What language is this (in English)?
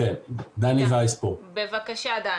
Hebrew